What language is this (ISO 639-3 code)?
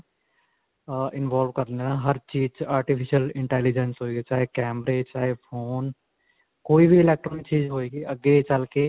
pan